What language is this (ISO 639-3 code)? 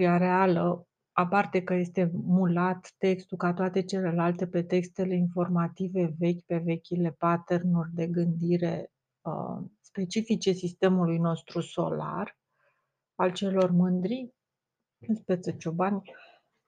ron